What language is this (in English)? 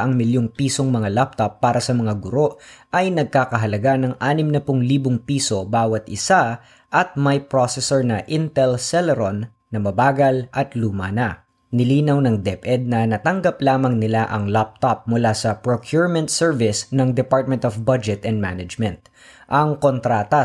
Filipino